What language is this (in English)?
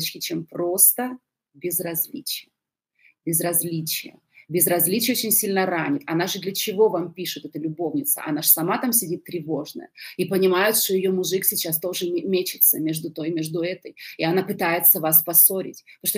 Russian